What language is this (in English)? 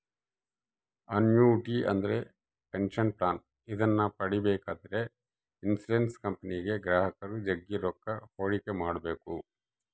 Kannada